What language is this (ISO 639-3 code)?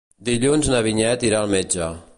cat